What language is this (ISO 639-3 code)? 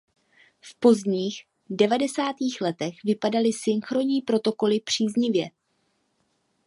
ces